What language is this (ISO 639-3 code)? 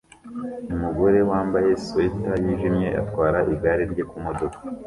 kin